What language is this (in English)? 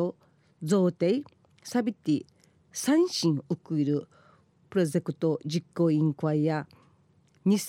Japanese